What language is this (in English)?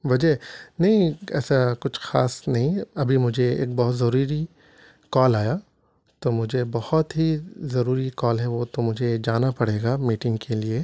Urdu